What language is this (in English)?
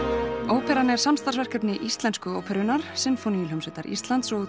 Icelandic